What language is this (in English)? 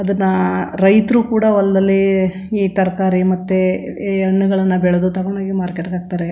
Kannada